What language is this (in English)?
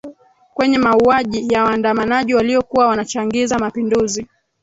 Swahili